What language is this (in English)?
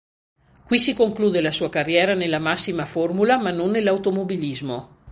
Italian